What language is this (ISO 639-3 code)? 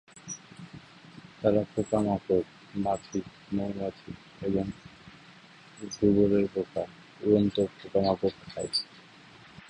ben